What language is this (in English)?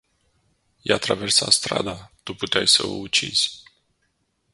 Romanian